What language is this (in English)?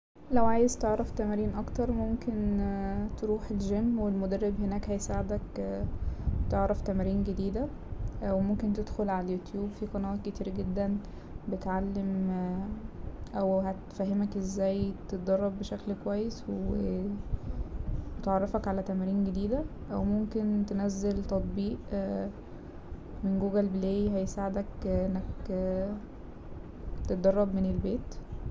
Egyptian Arabic